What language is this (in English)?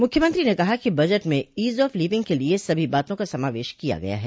Hindi